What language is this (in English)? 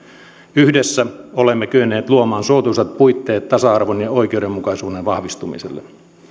Finnish